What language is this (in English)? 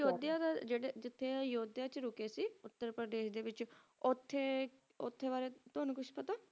Punjabi